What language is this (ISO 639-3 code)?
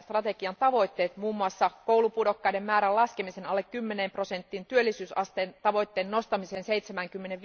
fin